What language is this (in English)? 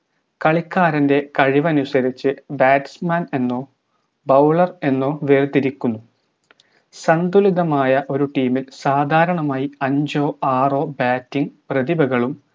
Malayalam